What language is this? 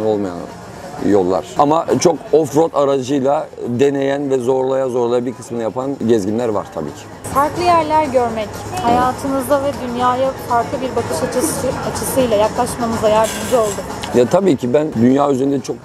Turkish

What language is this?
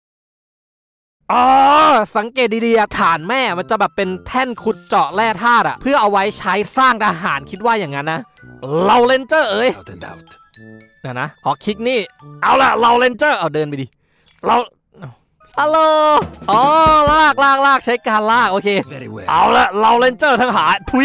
Thai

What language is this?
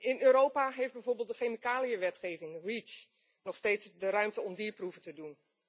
Dutch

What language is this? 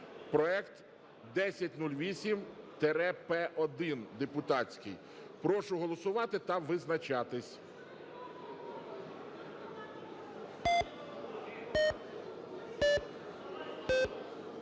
Ukrainian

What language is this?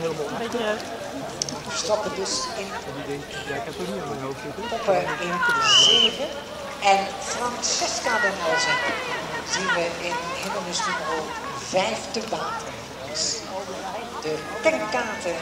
Dutch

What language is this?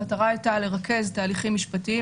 Hebrew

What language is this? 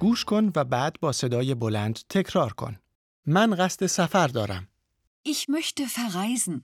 Persian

